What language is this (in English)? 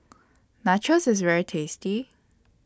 English